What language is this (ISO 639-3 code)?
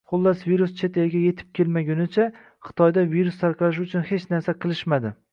uzb